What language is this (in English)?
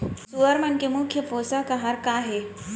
Chhattisgarhi